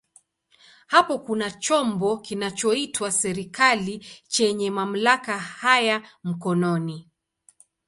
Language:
Swahili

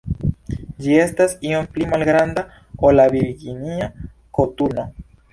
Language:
Esperanto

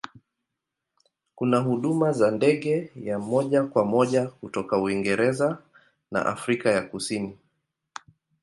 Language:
Swahili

